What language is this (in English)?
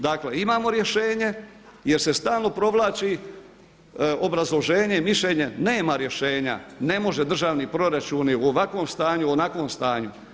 Croatian